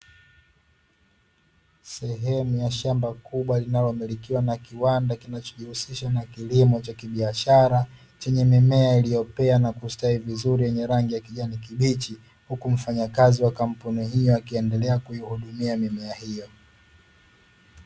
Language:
Swahili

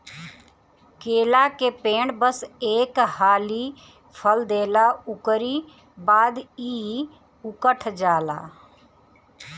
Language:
Bhojpuri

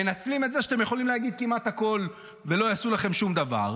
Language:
Hebrew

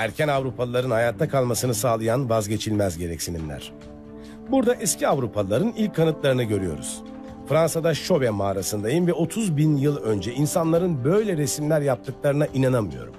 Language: Turkish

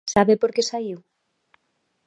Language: Galician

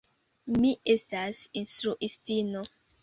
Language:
Esperanto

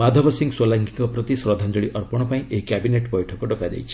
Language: Odia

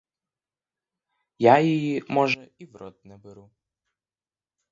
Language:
Ukrainian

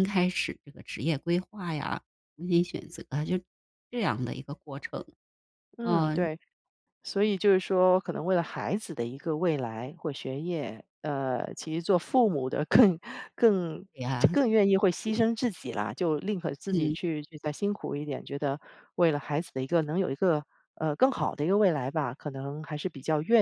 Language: Chinese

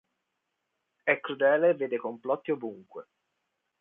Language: Italian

